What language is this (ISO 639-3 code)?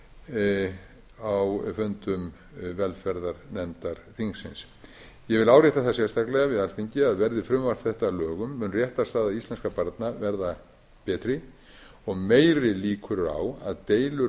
isl